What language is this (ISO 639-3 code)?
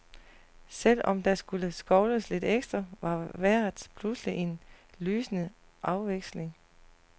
dan